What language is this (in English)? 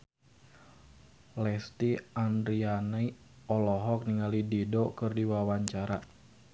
Sundanese